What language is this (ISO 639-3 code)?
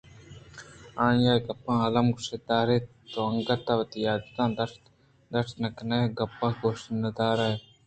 bgp